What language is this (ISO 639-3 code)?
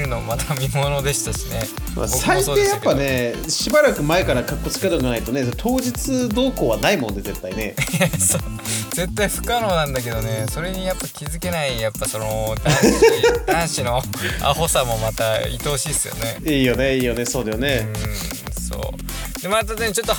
jpn